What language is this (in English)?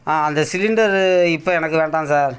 Tamil